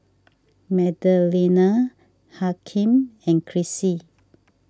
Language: English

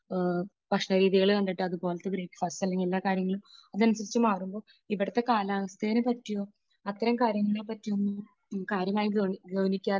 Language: Malayalam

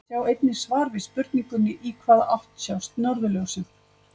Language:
Icelandic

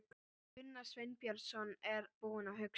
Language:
Icelandic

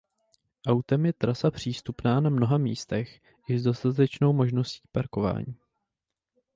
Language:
Czech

